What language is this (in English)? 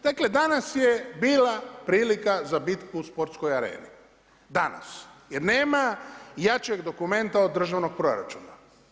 Croatian